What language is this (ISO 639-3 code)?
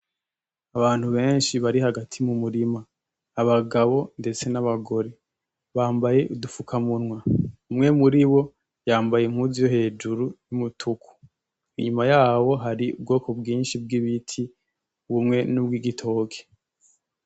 run